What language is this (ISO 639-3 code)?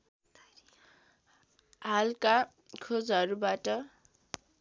nep